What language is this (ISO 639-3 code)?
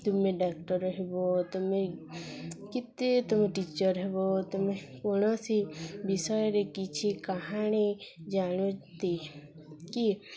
ori